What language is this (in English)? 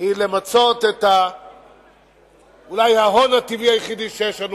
Hebrew